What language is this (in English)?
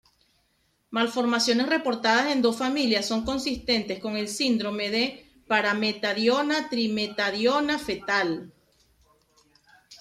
Spanish